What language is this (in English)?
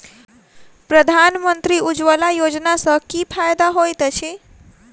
Maithili